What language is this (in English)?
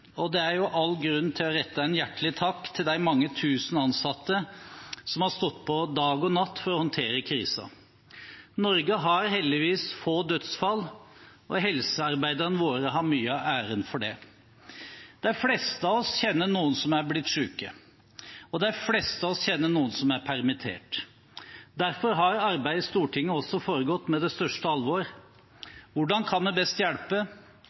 Norwegian Bokmål